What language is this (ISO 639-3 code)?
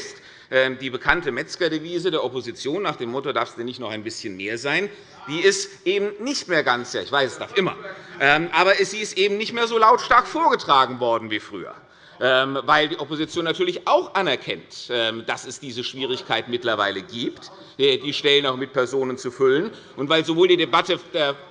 deu